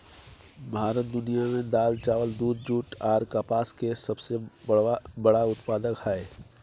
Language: Maithili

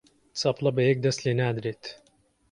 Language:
Central Kurdish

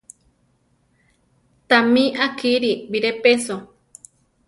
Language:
Central Tarahumara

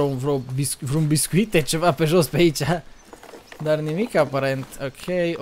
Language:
Romanian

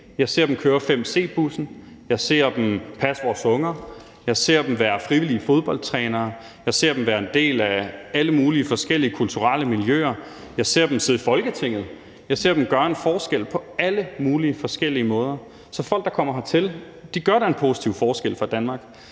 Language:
Danish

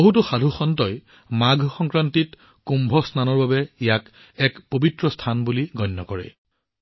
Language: Assamese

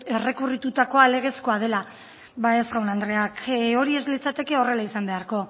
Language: Basque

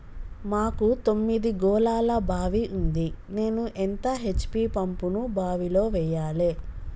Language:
Telugu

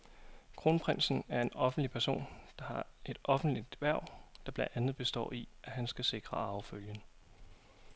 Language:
Danish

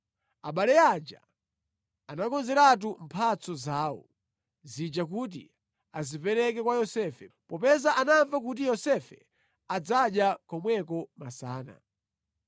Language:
Nyanja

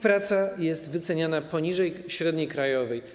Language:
Polish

